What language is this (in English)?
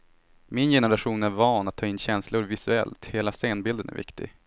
Swedish